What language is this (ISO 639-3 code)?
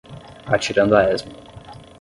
por